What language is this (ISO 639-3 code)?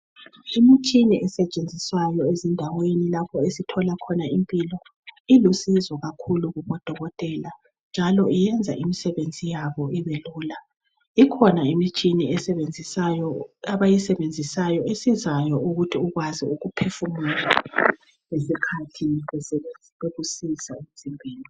nde